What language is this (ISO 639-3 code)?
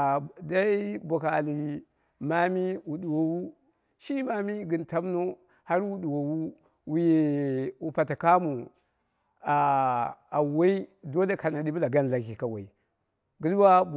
kna